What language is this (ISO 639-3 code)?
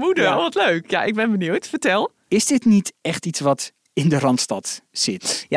nld